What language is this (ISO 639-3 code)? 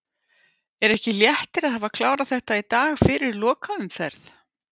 isl